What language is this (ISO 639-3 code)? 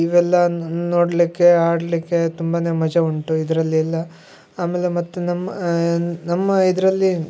kan